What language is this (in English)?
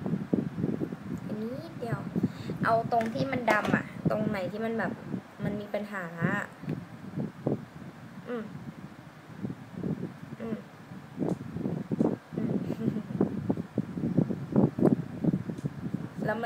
Thai